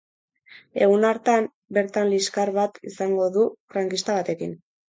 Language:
Basque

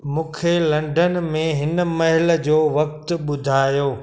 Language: Sindhi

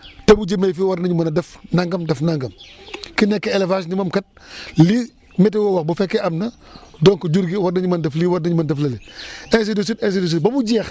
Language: Wolof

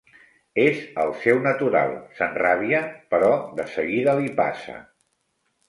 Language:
Catalan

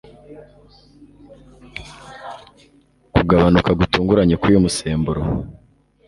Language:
Kinyarwanda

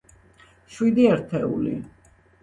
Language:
Georgian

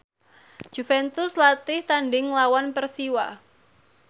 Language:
Javanese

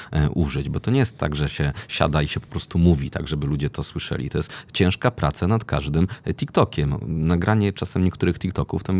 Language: Polish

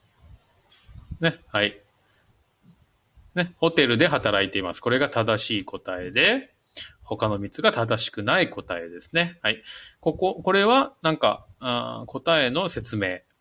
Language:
Japanese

